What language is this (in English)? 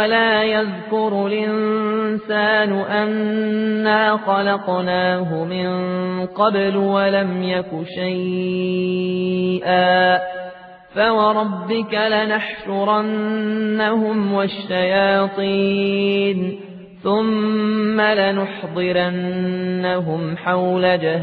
Arabic